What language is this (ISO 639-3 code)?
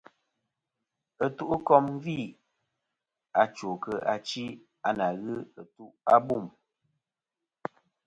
bkm